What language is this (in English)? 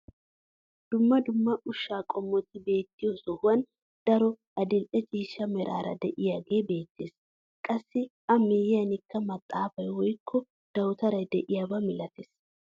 Wolaytta